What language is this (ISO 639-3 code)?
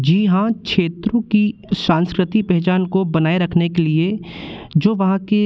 hin